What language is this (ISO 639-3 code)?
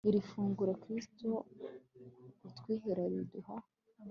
kin